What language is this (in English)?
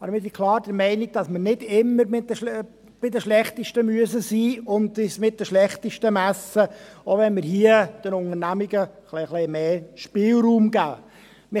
Swiss German